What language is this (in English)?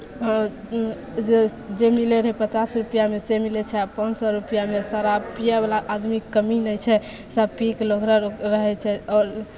Maithili